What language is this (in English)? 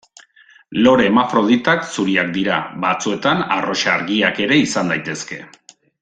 Basque